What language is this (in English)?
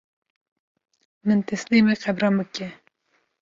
Kurdish